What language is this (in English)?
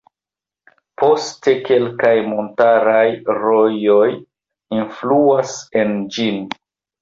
Esperanto